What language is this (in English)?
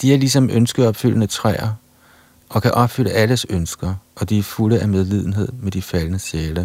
Danish